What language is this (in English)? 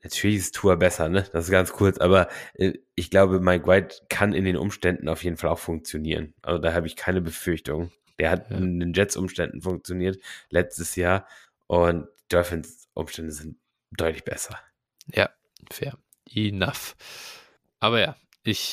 German